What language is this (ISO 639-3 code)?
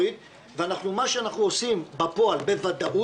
heb